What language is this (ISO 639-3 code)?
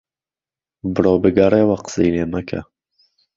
ckb